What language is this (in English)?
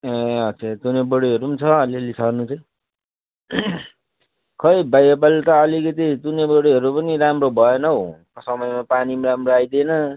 Nepali